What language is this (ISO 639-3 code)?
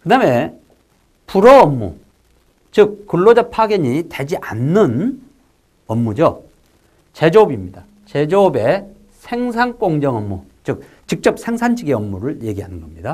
kor